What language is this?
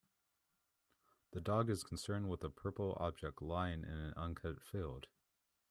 English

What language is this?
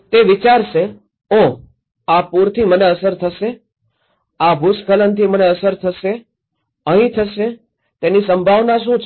Gujarati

